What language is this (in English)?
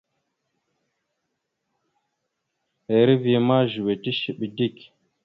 Mada (Cameroon)